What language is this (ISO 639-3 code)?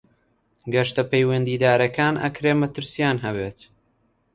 ckb